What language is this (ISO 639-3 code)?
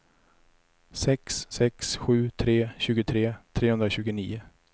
swe